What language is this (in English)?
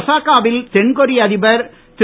Tamil